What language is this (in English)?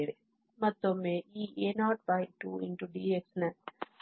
Kannada